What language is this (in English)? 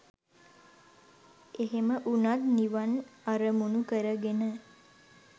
Sinhala